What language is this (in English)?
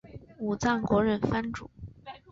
Chinese